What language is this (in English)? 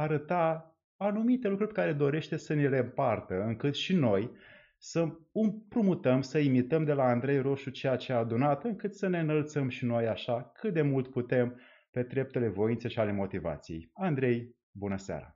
Romanian